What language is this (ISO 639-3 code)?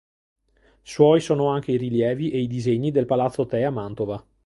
ita